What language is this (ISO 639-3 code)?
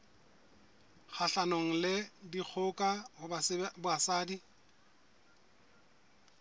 sot